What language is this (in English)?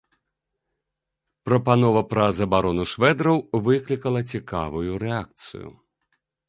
Belarusian